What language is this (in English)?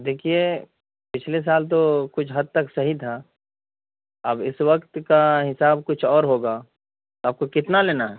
Urdu